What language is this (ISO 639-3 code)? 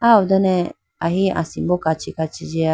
clk